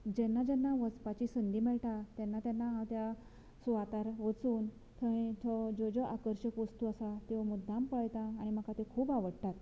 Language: Konkani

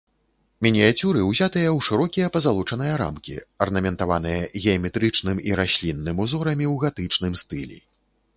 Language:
Belarusian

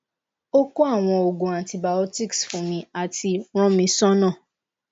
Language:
Yoruba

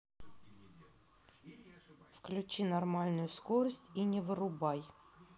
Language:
Russian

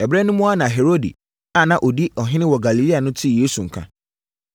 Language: Akan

